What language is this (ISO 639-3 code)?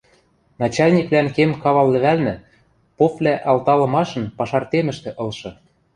mrj